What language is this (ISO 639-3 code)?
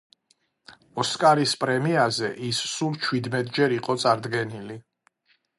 kat